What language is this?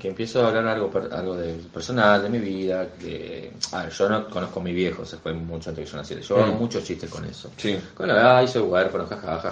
Spanish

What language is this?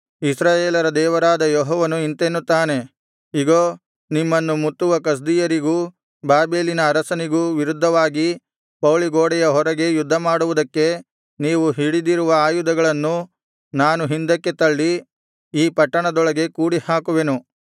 Kannada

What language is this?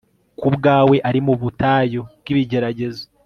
Kinyarwanda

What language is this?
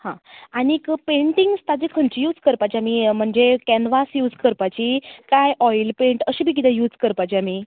Konkani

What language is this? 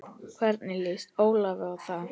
Icelandic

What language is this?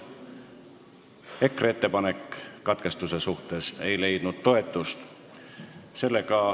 Estonian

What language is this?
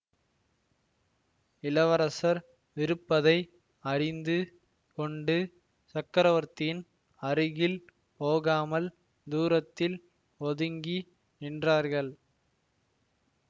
Tamil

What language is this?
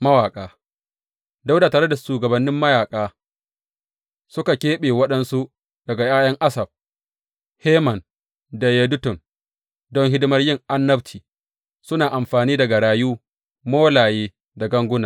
Hausa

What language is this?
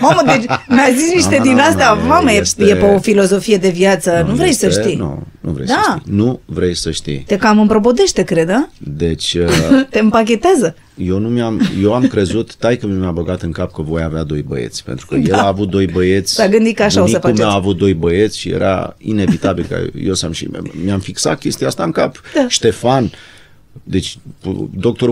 Romanian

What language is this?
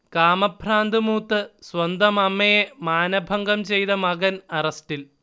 Malayalam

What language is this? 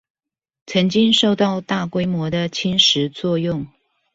Chinese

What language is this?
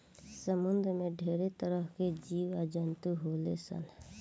Bhojpuri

